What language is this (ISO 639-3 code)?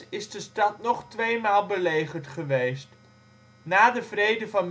nld